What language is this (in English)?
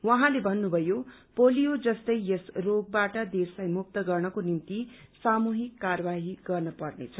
Nepali